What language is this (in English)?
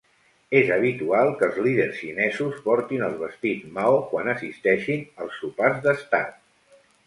Catalan